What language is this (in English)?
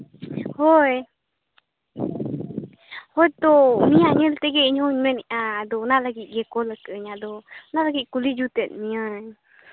Santali